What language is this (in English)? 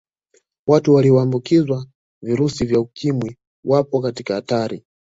Swahili